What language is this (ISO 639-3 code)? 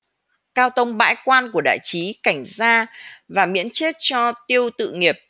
vie